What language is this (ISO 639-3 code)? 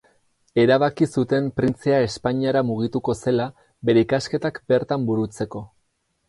eus